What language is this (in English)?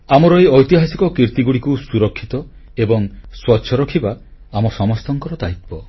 Odia